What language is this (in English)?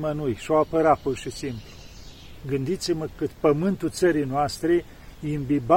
Romanian